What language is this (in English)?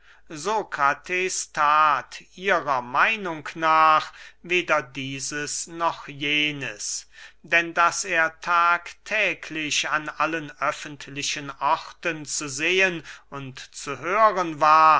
German